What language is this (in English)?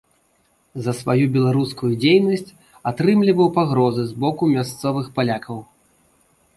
Belarusian